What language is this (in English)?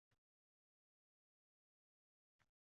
Uzbek